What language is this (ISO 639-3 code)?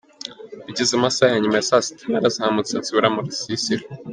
kin